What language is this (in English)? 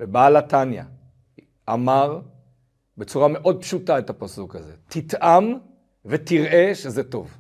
Hebrew